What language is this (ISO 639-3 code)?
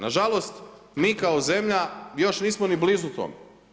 hrv